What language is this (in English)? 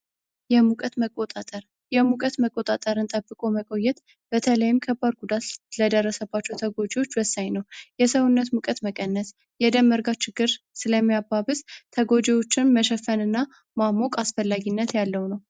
Amharic